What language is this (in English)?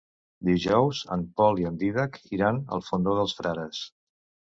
Catalan